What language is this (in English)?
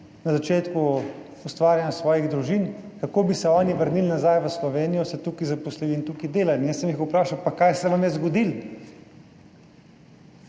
Slovenian